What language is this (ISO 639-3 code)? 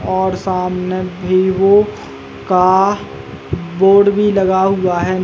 hin